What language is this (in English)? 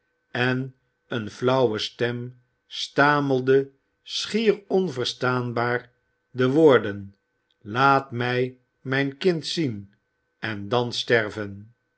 Dutch